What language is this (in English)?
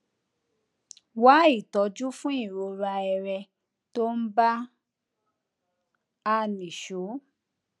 Yoruba